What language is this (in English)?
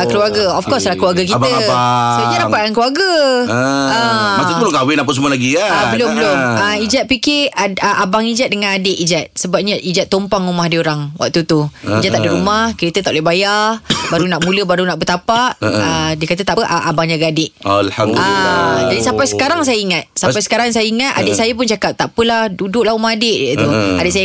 Malay